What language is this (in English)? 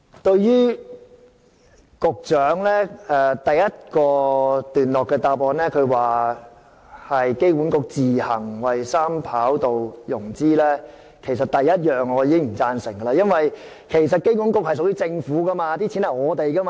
Cantonese